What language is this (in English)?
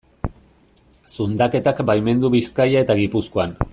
Basque